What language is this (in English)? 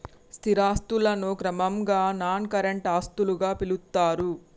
Telugu